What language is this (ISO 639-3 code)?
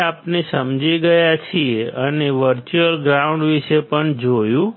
guj